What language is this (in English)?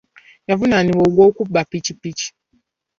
Ganda